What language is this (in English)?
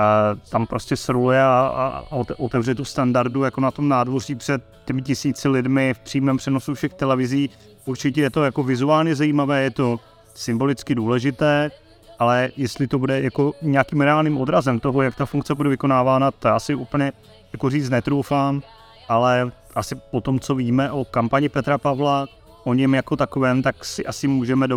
Czech